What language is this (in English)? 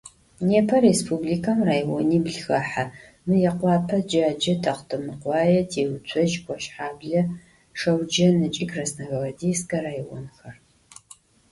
Adyghe